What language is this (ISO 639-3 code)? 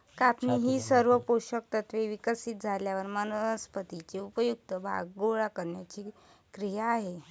mar